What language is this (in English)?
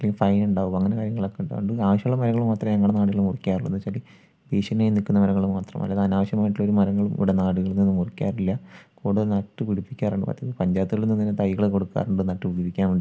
Malayalam